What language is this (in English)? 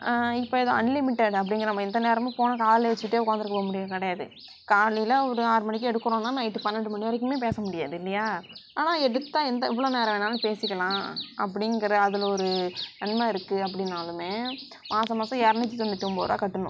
Tamil